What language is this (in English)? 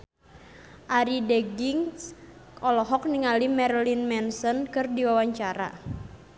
Sundanese